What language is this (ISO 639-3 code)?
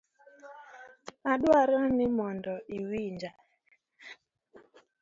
luo